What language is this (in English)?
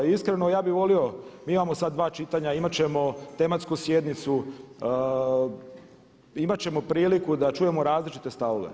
Croatian